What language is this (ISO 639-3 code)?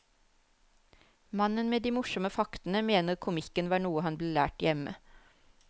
nor